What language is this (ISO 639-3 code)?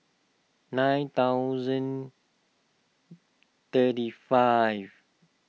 eng